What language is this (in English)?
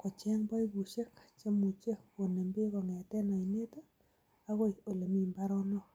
Kalenjin